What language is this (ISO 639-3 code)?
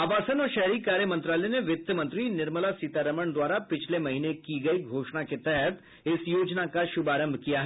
hin